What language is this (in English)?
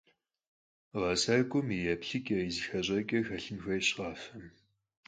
Kabardian